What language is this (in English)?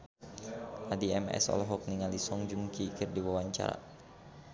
Sundanese